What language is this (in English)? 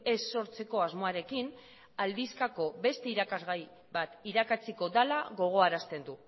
Basque